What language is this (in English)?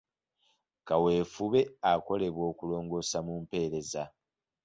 Ganda